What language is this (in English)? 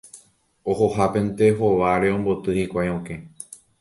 Guarani